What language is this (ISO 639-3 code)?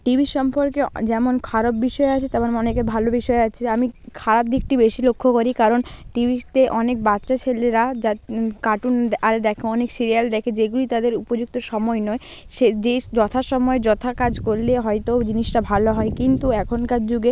ben